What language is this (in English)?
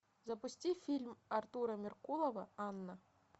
Russian